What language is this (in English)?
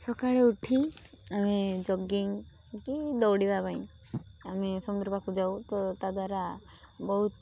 Odia